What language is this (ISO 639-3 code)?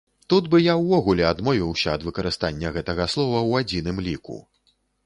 bel